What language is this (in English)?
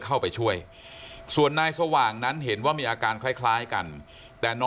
Thai